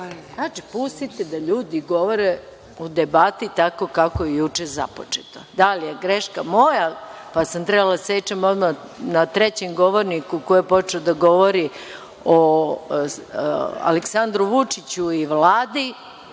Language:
Serbian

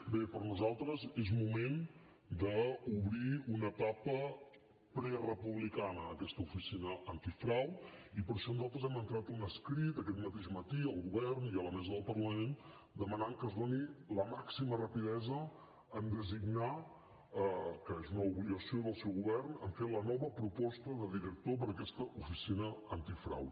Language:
Catalan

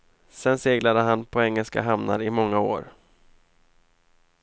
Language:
Swedish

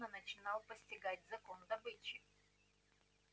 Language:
Russian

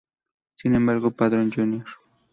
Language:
Spanish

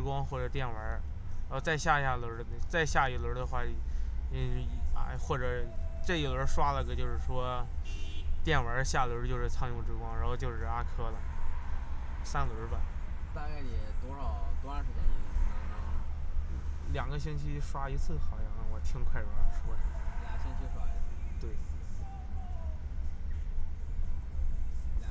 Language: Chinese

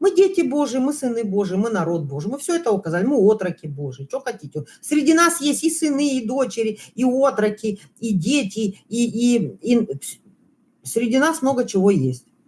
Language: Russian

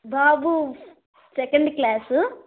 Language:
Telugu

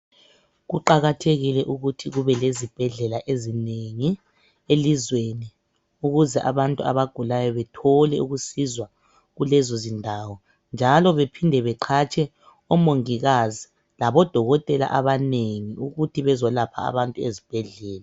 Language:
North Ndebele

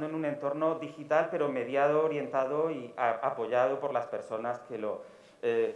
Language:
Spanish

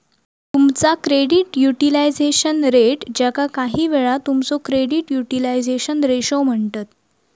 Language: Marathi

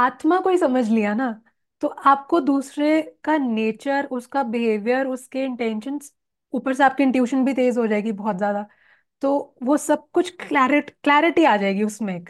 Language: Hindi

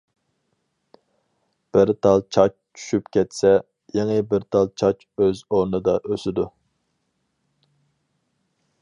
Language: Uyghur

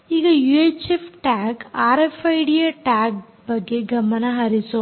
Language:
Kannada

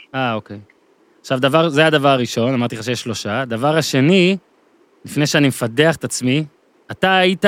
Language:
Hebrew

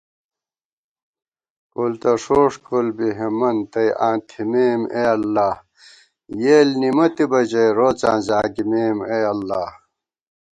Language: Gawar-Bati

